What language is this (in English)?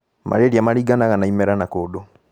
Kikuyu